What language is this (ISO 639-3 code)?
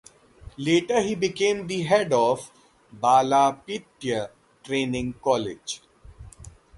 eng